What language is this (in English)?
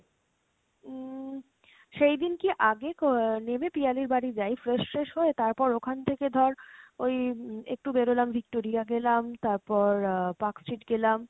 Bangla